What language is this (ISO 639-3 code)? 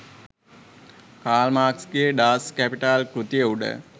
sin